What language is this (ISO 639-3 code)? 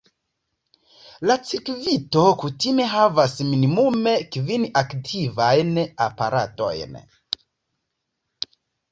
epo